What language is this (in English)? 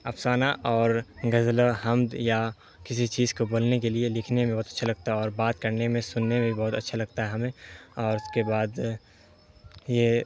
Urdu